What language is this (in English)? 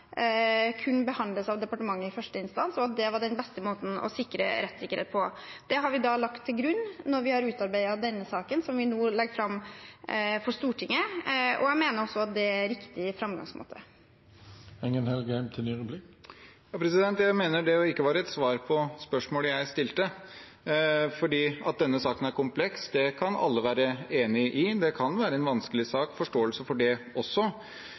Norwegian Bokmål